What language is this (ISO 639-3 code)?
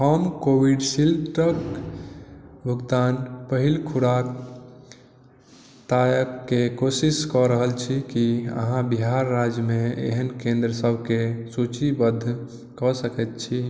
mai